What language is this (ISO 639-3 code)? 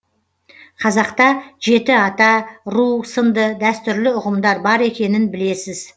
kaz